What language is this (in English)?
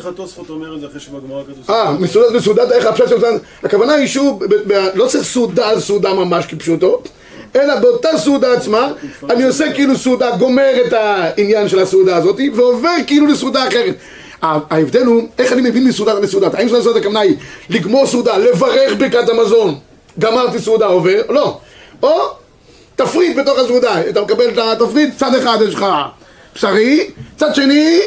Hebrew